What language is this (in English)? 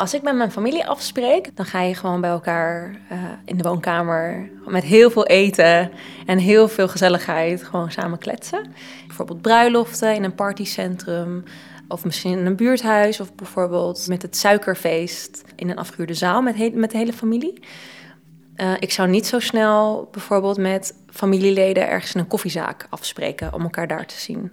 Dutch